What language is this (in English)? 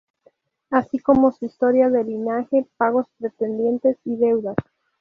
Spanish